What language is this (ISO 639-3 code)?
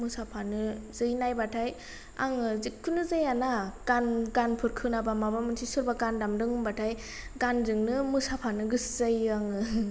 brx